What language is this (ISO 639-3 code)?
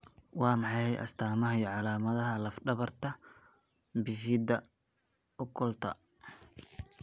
som